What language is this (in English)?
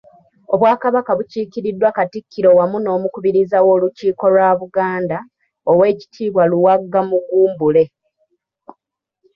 Ganda